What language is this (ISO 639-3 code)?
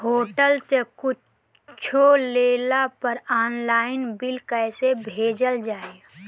bho